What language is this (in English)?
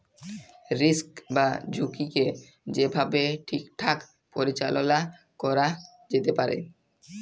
Bangla